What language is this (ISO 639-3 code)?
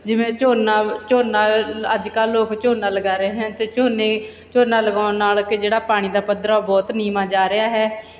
pan